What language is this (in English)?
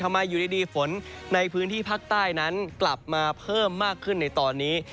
Thai